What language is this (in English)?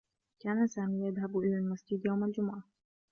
Arabic